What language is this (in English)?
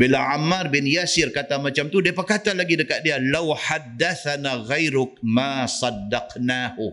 Malay